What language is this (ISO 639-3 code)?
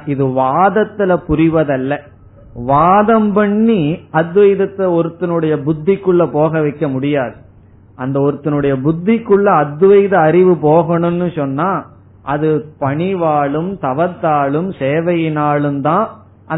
tam